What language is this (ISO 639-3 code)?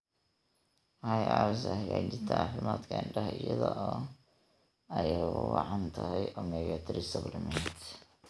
som